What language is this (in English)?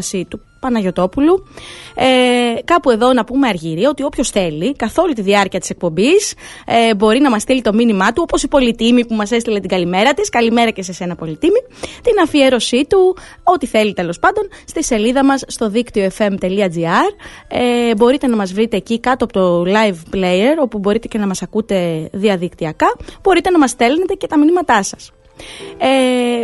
Greek